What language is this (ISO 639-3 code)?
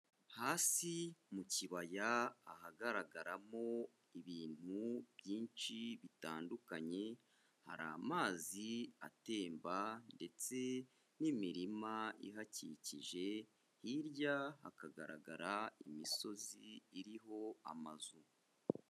kin